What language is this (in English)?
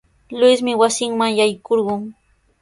Sihuas Ancash Quechua